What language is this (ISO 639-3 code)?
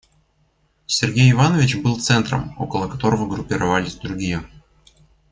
rus